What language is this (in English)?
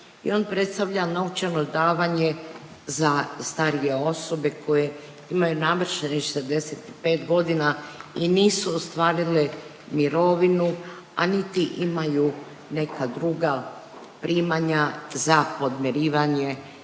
Croatian